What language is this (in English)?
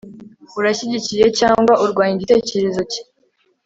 Kinyarwanda